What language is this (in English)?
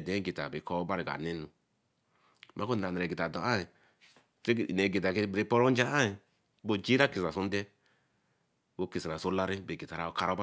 Eleme